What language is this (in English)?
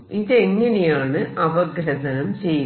Malayalam